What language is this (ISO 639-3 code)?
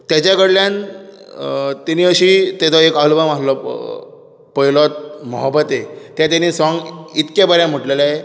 kok